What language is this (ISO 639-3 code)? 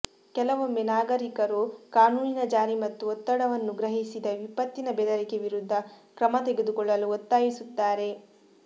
kan